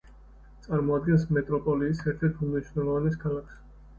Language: Georgian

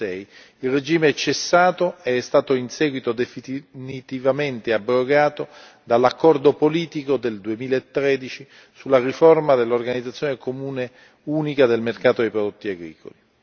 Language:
Italian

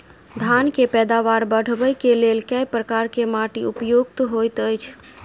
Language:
Maithili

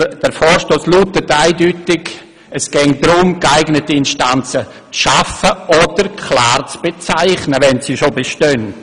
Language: Swiss German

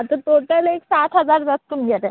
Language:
Konkani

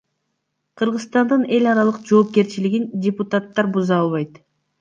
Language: Kyrgyz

